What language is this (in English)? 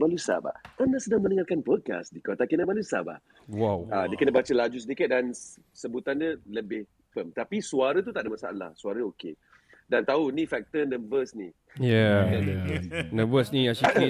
Malay